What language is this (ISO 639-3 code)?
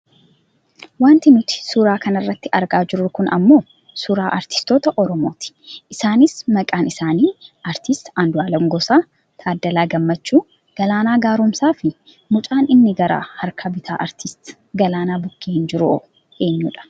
orm